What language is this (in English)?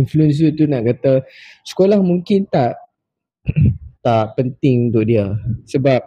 Malay